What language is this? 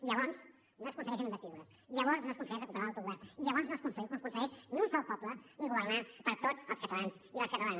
Catalan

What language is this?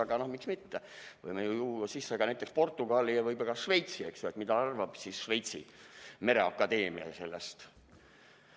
Estonian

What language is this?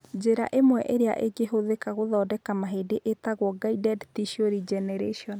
Kikuyu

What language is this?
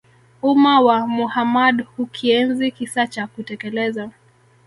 Swahili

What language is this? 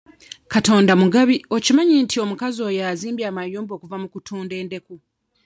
Ganda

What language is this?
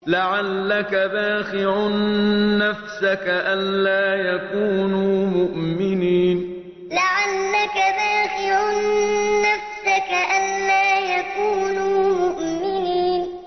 Arabic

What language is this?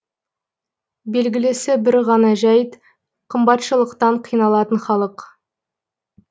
Kazakh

